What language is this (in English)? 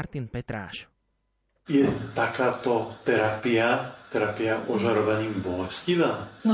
Slovak